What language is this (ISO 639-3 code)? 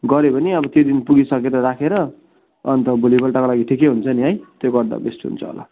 nep